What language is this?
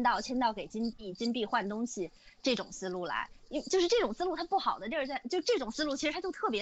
Chinese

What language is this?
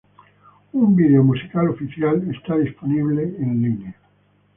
Spanish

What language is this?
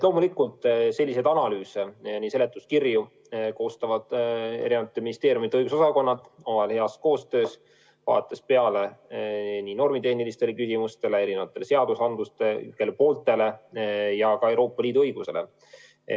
Estonian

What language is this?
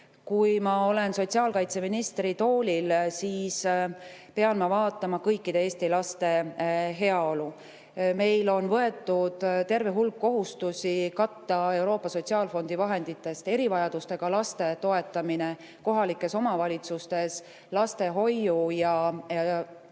Estonian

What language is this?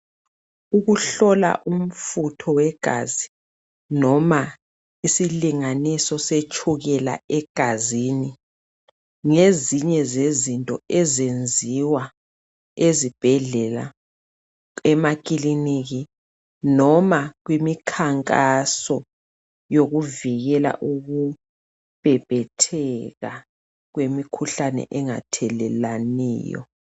North Ndebele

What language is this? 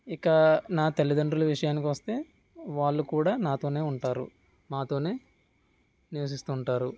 Telugu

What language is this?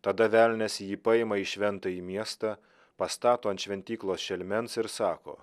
Lithuanian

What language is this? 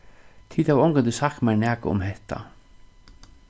Faroese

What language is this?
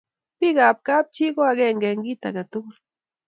Kalenjin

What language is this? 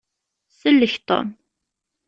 Kabyle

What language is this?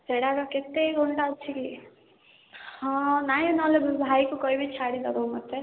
Odia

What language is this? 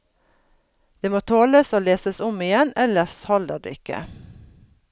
Norwegian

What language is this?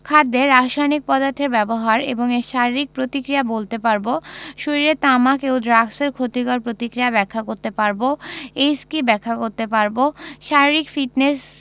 Bangla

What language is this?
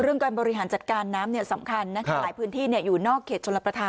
Thai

